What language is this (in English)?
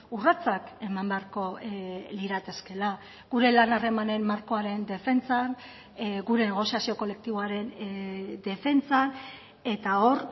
Basque